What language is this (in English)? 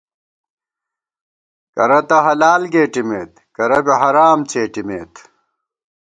Gawar-Bati